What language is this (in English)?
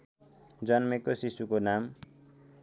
Nepali